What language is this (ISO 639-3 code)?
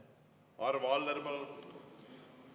est